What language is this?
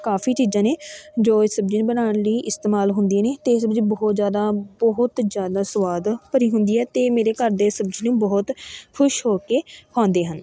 Punjabi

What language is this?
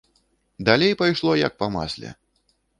Belarusian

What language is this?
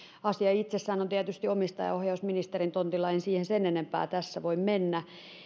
Finnish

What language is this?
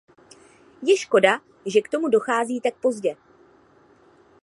Czech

